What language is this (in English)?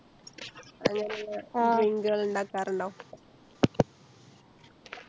Malayalam